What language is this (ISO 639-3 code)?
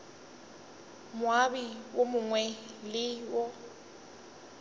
nso